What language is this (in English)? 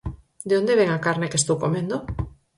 Galician